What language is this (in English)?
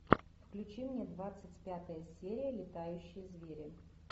Russian